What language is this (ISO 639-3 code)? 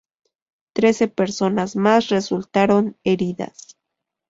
spa